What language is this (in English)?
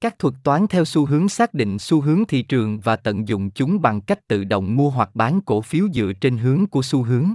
Vietnamese